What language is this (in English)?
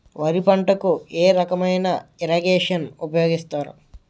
Telugu